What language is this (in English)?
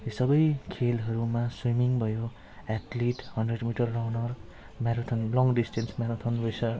Nepali